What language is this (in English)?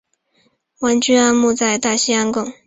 Chinese